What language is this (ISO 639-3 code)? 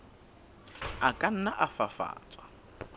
sot